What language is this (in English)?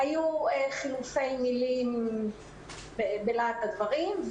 Hebrew